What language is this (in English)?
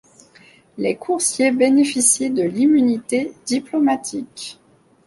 French